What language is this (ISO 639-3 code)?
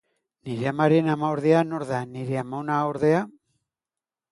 eus